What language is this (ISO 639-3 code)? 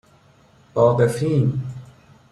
fas